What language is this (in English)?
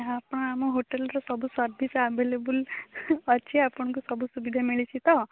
Odia